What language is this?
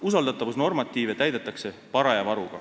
Estonian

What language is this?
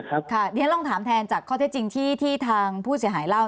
Thai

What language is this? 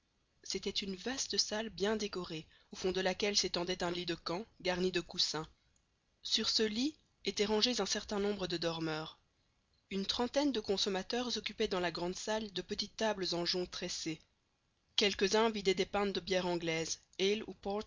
French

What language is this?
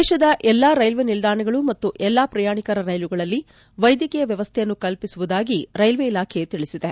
Kannada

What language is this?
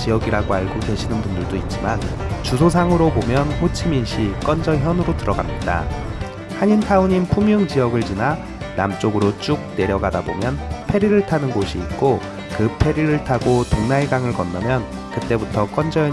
Korean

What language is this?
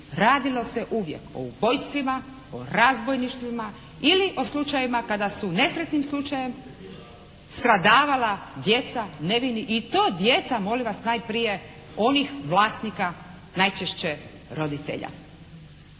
Croatian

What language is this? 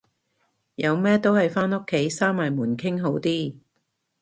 Cantonese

